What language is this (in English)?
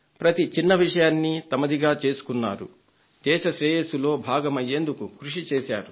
Telugu